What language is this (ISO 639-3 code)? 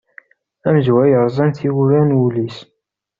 kab